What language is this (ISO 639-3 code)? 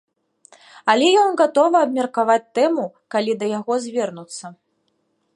bel